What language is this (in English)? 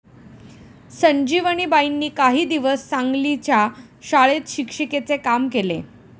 Marathi